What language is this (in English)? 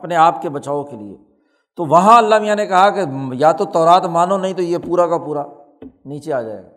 Urdu